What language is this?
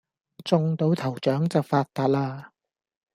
Cantonese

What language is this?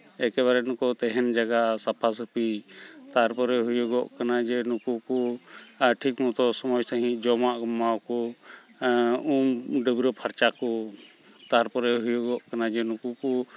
Santali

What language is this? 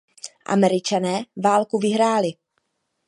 Czech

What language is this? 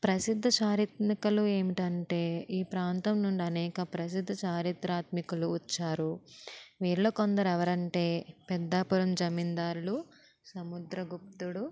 Telugu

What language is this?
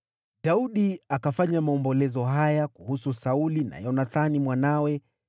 Swahili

